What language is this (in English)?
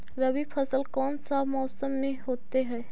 Magahi